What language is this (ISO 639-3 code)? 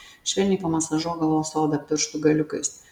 lit